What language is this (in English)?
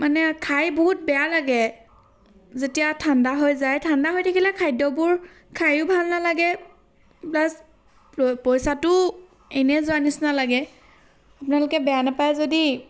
Assamese